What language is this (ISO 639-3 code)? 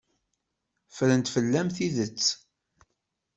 kab